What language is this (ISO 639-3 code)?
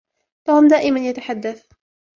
ara